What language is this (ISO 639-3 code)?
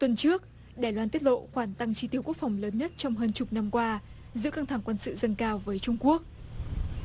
vie